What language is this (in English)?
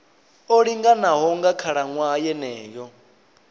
Venda